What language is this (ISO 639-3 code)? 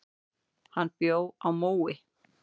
isl